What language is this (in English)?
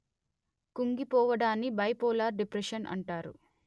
Telugu